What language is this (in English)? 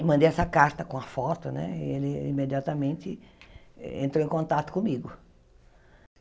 Portuguese